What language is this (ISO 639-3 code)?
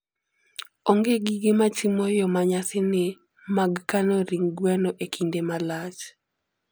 luo